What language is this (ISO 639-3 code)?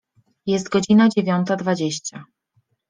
pol